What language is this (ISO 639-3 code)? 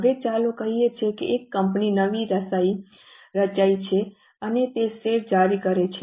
guj